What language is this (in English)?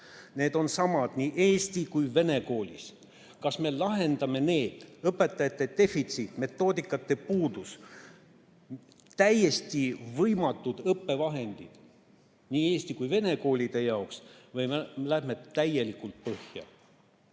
Estonian